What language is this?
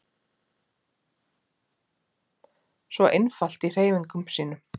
Icelandic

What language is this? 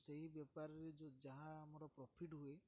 Odia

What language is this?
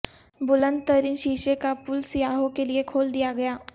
Urdu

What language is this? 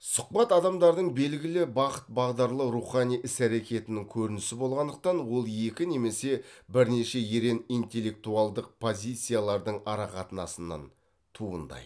Kazakh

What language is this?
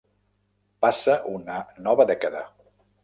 Catalan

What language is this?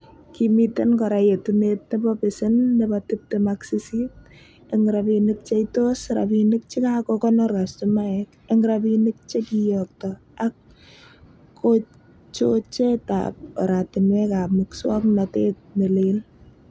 Kalenjin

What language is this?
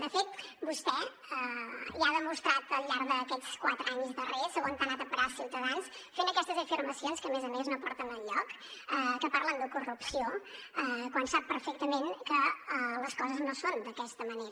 Catalan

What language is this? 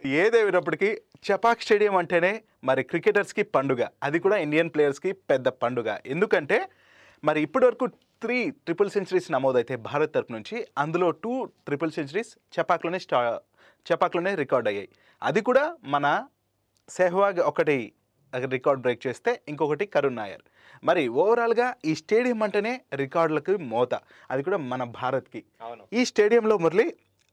Telugu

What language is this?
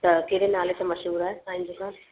Sindhi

